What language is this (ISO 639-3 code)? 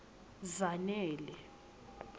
ssw